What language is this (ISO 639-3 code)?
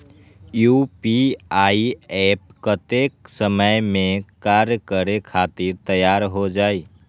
mag